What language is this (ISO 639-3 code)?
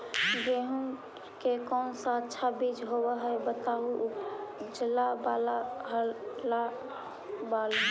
mag